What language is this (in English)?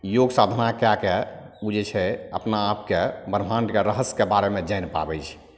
Maithili